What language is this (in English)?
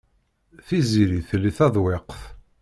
Kabyle